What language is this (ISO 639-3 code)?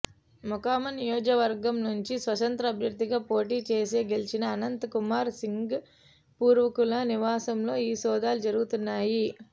tel